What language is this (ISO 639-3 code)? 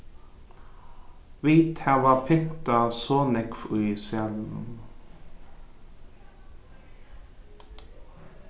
fao